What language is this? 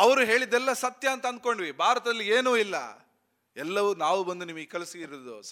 Kannada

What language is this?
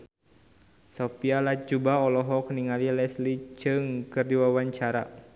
Sundanese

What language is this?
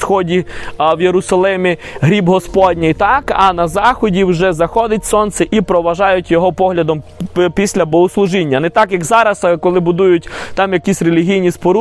Ukrainian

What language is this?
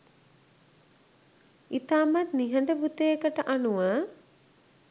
Sinhala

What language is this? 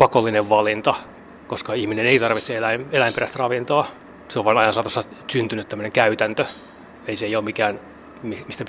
Finnish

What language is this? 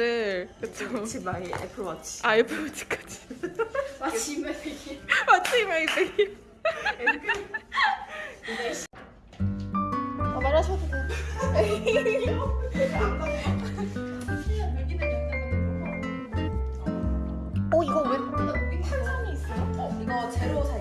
Korean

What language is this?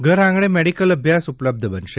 Gujarati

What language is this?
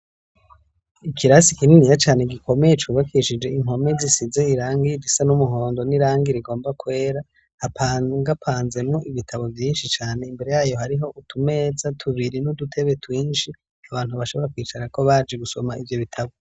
Rundi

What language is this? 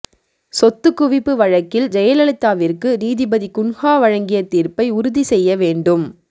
Tamil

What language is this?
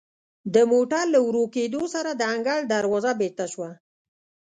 Pashto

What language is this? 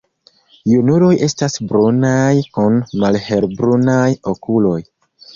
Esperanto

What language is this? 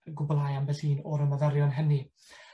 Welsh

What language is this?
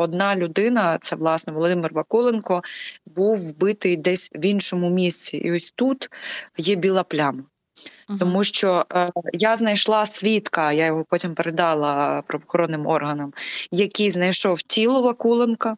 Ukrainian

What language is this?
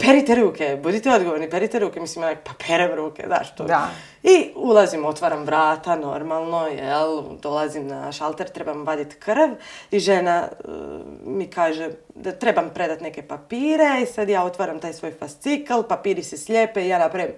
Croatian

